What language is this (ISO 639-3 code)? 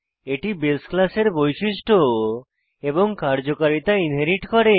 ben